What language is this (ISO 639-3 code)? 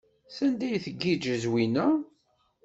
kab